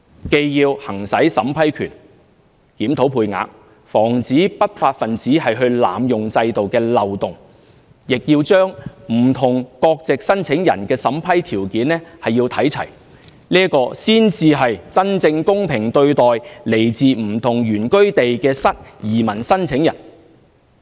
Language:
Cantonese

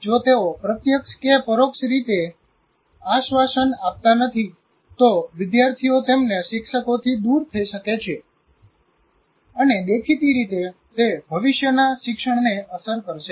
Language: Gujarati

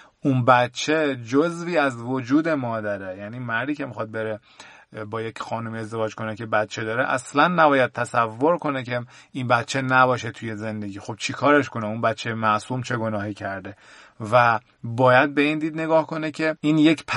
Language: Persian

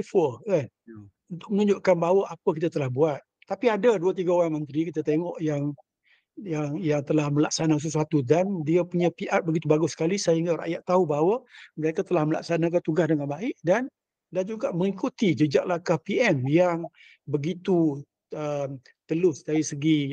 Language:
Malay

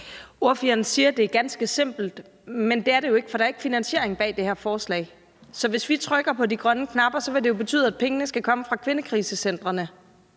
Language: Danish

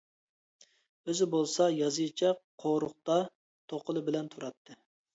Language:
Uyghur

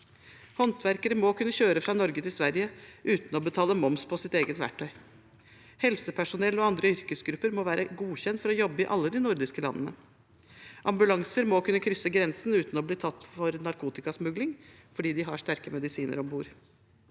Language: Norwegian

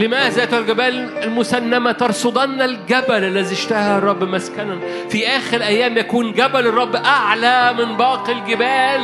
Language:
Arabic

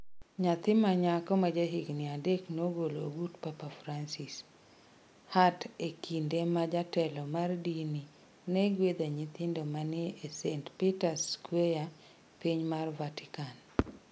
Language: Luo (Kenya and Tanzania)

